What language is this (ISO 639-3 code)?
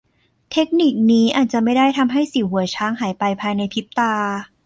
tha